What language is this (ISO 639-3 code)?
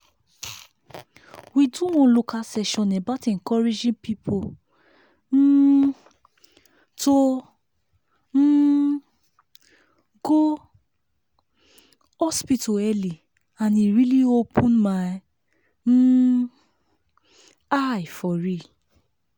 pcm